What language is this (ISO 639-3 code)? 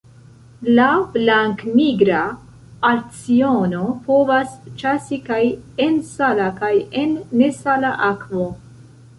epo